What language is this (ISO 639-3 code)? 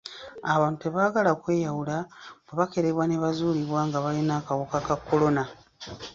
lug